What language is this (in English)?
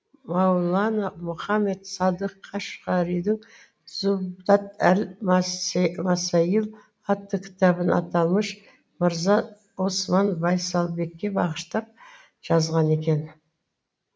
Kazakh